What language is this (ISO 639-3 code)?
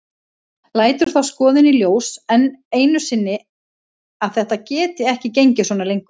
isl